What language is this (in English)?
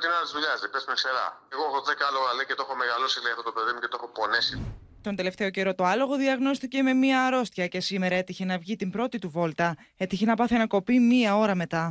Greek